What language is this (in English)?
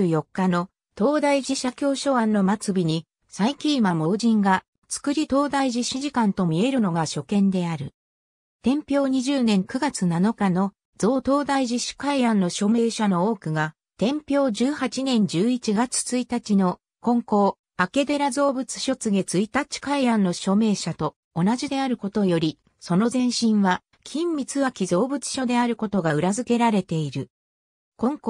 Japanese